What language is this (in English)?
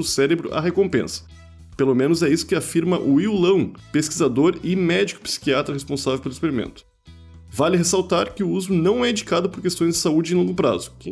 Portuguese